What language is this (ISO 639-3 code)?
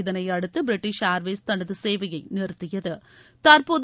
tam